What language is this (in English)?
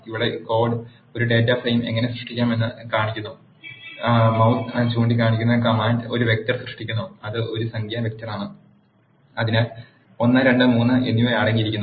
Malayalam